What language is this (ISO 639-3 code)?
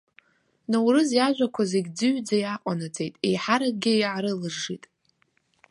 abk